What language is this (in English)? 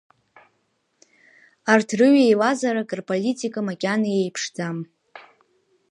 Abkhazian